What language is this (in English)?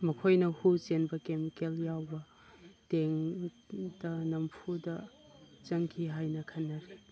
Manipuri